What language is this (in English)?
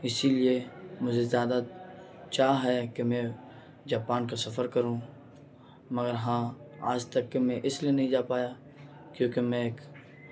Urdu